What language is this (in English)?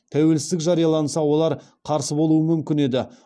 Kazakh